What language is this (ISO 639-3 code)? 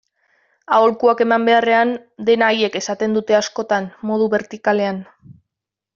eus